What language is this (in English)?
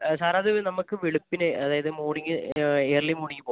Malayalam